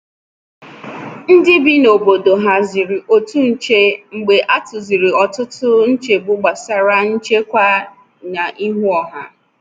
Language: Igbo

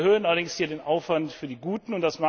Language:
German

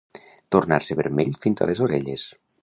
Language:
Catalan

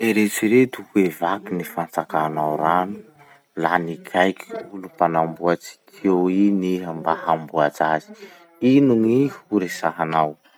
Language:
Masikoro Malagasy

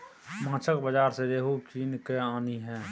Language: Maithili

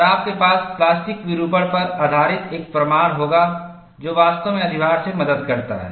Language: Hindi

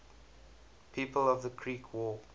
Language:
English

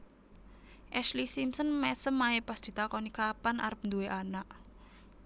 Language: Javanese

